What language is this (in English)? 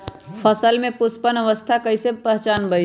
Magahi